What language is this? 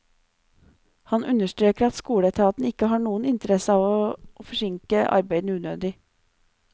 Norwegian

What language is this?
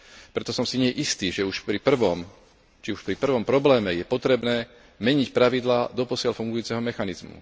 Slovak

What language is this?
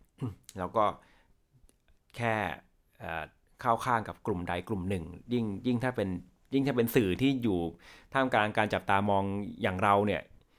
Thai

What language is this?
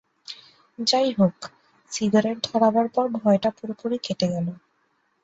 Bangla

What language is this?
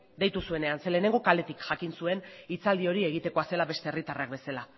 Basque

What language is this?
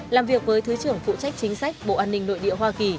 Vietnamese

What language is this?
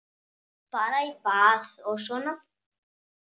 Icelandic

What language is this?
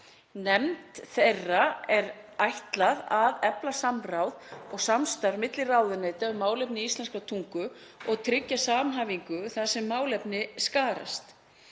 Icelandic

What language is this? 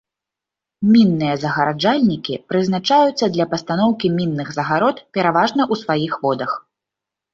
Belarusian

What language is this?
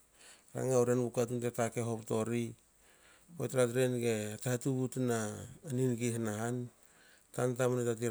Hakö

